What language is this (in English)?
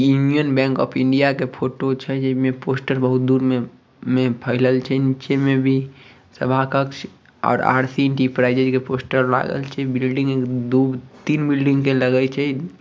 Magahi